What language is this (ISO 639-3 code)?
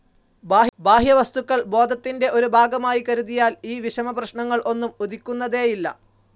mal